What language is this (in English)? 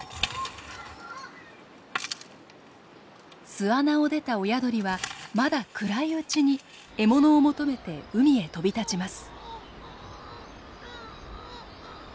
Japanese